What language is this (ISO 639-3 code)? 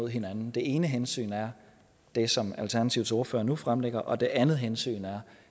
dan